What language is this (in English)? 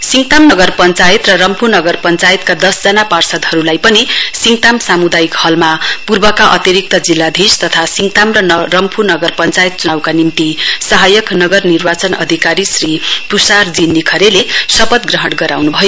Nepali